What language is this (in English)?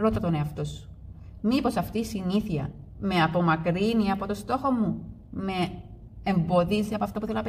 Greek